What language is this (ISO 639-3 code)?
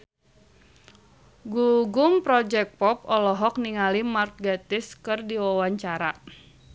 sun